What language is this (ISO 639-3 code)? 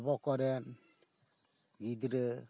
sat